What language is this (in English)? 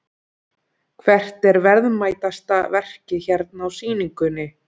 Icelandic